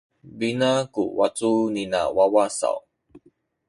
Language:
Sakizaya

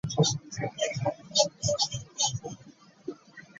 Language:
Ganda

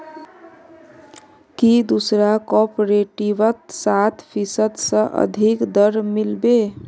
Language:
Magahi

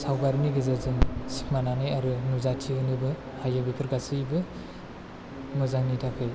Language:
Bodo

